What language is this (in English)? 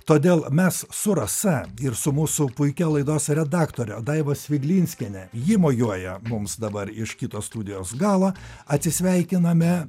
Lithuanian